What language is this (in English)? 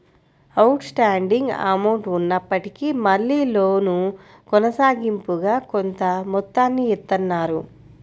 Telugu